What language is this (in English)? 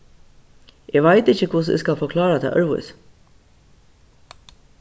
Faroese